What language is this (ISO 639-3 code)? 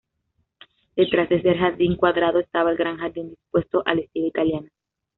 spa